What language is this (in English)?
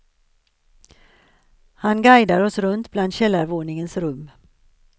Swedish